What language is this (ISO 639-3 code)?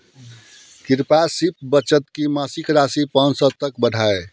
hin